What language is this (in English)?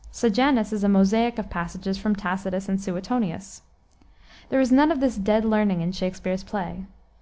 English